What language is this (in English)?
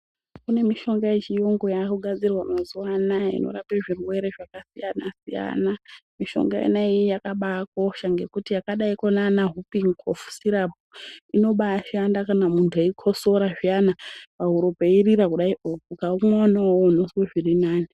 Ndau